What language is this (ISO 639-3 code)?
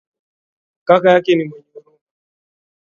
swa